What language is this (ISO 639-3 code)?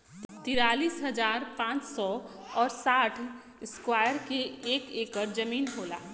bho